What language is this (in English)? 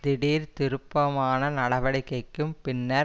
Tamil